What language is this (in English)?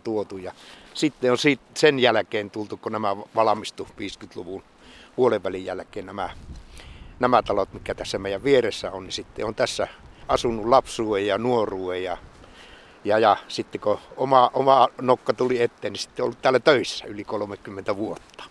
Finnish